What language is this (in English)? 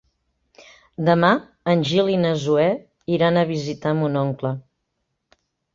Catalan